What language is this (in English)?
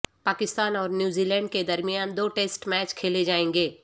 Urdu